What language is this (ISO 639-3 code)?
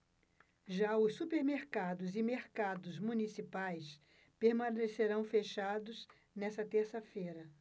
por